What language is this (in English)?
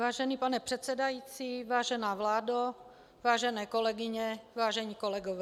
Czech